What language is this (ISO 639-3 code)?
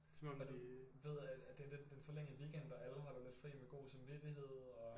dan